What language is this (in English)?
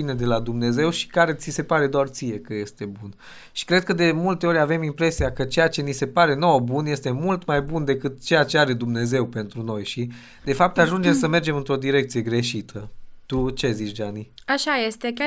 Romanian